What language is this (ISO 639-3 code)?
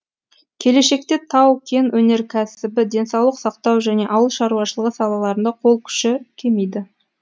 kaz